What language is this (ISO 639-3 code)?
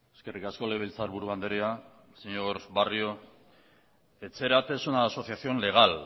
eus